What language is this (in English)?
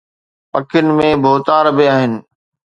Sindhi